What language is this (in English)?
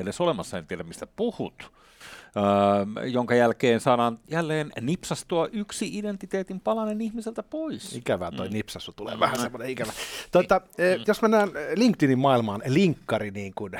Finnish